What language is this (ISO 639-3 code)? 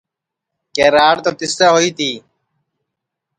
ssi